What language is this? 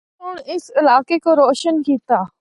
Northern Hindko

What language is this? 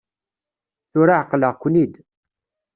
Kabyle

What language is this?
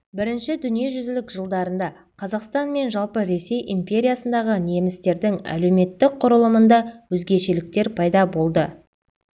Kazakh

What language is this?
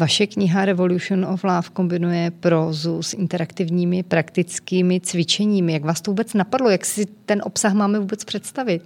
Czech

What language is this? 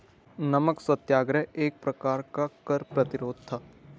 Hindi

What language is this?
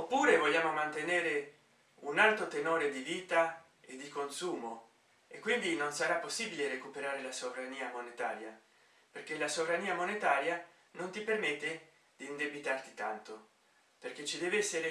Italian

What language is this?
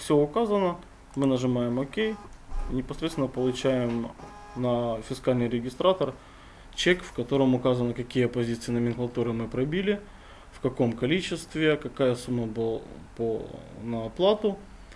Russian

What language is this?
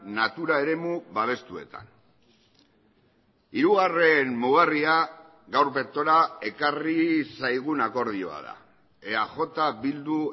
Basque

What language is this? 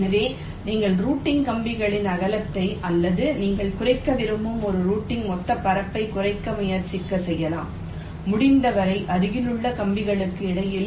Tamil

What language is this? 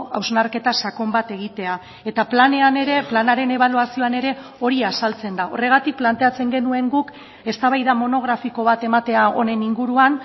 Basque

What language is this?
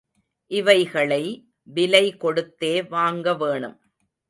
Tamil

